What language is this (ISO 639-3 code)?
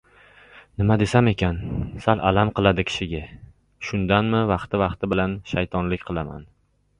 uzb